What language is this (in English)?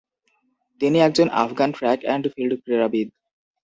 Bangla